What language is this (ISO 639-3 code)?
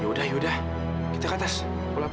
ind